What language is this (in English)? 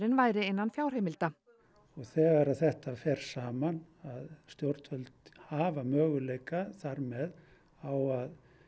Icelandic